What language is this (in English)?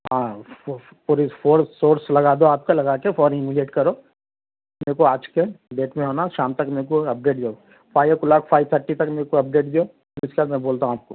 Urdu